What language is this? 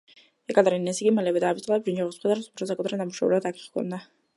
Georgian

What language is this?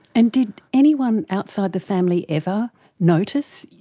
English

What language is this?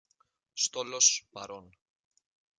Greek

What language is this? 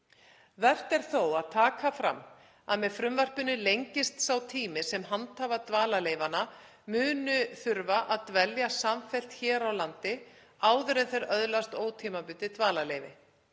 Icelandic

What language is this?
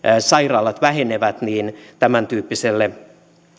Finnish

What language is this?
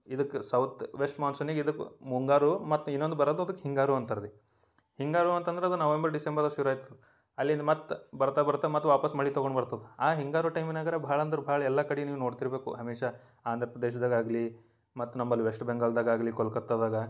Kannada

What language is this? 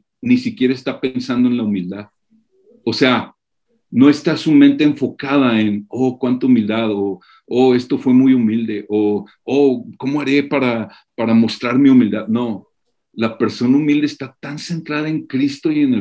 Spanish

